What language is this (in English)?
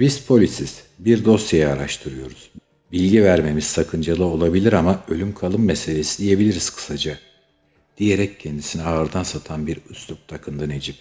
Turkish